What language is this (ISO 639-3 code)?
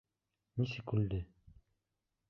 bak